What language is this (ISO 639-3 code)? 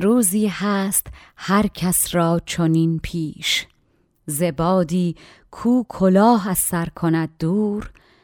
fas